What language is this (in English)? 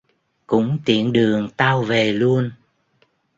Vietnamese